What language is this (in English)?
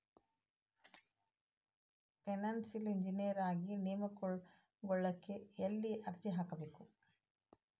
Kannada